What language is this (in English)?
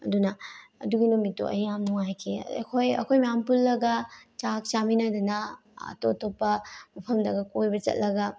Manipuri